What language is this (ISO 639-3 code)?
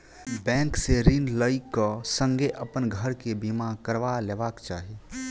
mai